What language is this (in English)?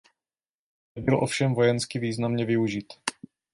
Czech